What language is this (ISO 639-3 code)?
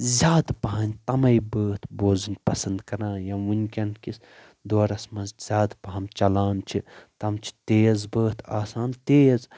kas